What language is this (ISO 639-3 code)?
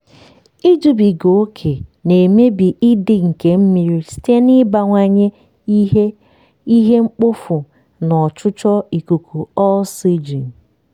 ibo